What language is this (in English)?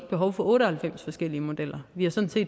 Danish